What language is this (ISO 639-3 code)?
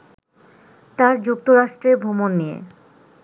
ben